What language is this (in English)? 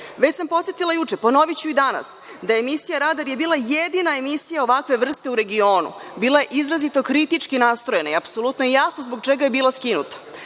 Serbian